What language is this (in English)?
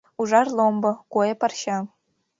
Mari